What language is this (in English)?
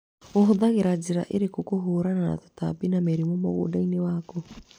Kikuyu